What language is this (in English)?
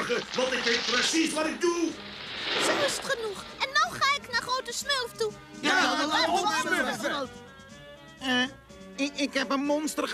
Dutch